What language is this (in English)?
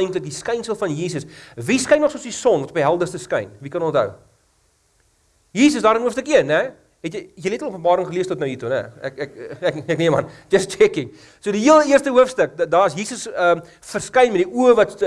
Dutch